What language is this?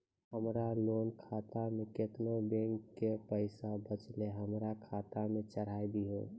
Maithili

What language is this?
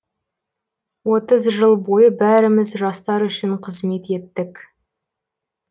Kazakh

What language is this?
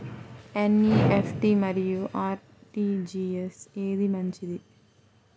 Telugu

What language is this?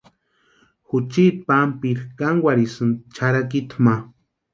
Western Highland Purepecha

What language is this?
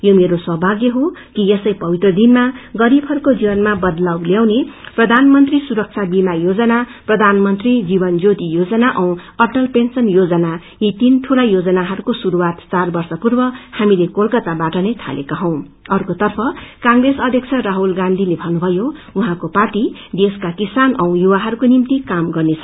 Nepali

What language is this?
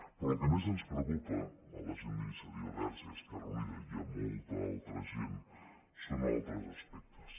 Catalan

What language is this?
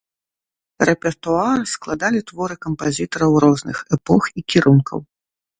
Belarusian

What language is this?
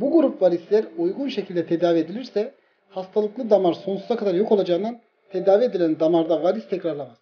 Turkish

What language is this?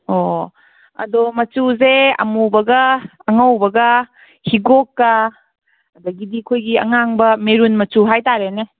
Manipuri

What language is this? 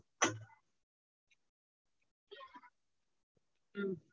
Tamil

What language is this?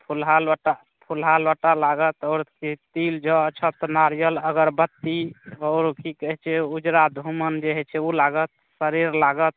Maithili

